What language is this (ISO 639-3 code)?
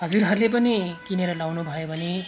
nep